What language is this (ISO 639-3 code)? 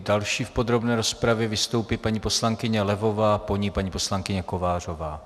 ces